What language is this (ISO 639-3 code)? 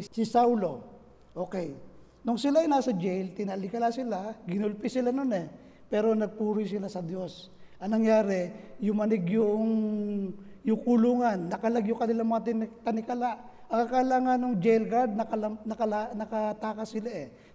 fil